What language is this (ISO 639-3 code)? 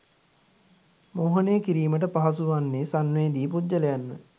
sin